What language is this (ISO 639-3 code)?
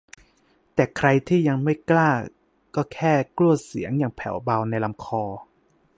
tha